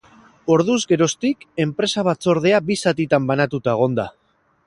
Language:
Basque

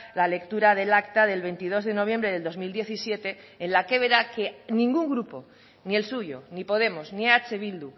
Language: Spanish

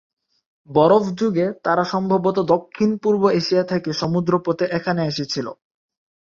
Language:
Bangla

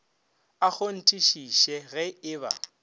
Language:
Northern Sotho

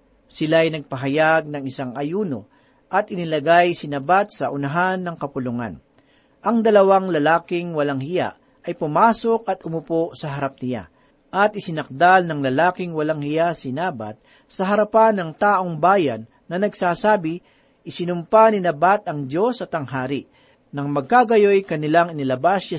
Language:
Filipino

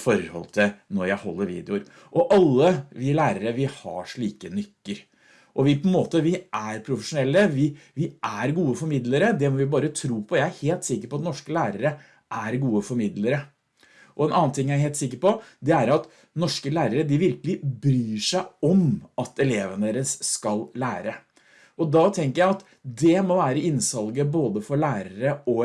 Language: Norwegian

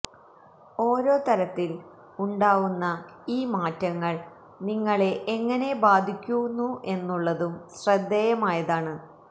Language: Malayalam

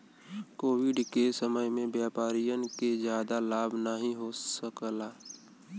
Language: Bhojpuri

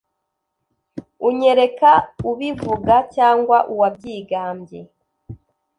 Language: Kinyarwanda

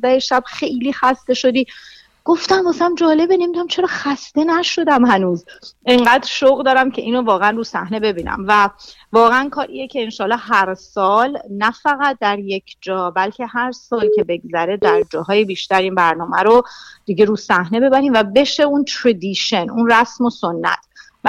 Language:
Persian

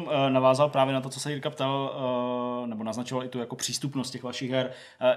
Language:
Czech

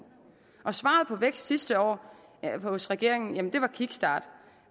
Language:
Danish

